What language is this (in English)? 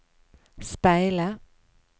Norwegian